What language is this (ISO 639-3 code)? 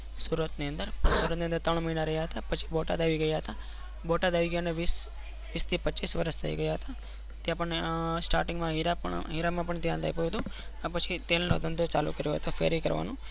guj